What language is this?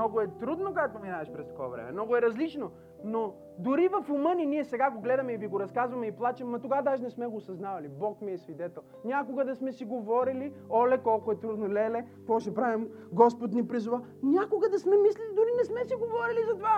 Bulgarian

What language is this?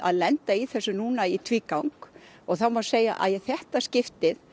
Icelandic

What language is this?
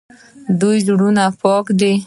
Pashto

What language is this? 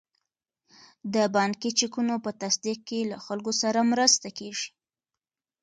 Pashto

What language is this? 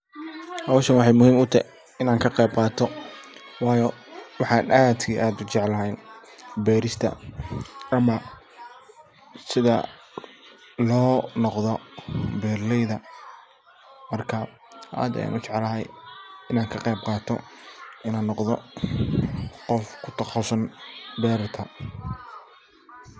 Somali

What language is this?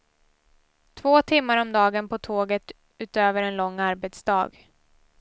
Swedish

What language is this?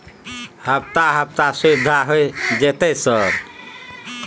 Maithili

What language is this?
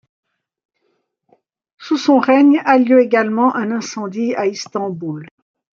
French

